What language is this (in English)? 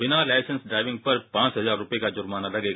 Hindi